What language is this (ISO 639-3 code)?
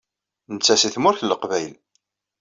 kab